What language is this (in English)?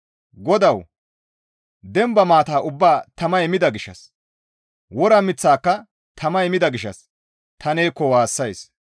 Gamo